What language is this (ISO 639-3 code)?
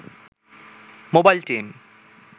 ben